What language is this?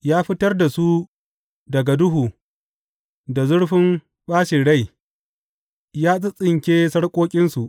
Hausa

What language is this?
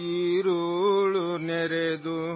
Urdu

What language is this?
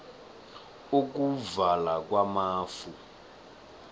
South Ndebele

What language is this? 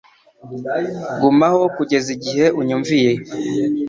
Kinyarwanda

